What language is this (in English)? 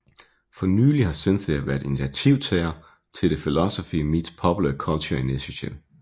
Danish